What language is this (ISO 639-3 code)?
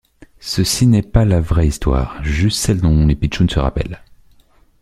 fra